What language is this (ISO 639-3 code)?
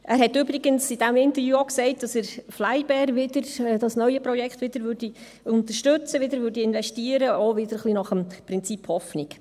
gsw